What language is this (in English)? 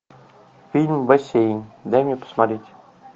Russian